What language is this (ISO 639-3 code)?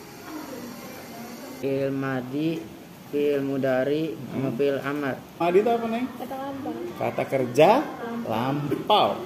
ind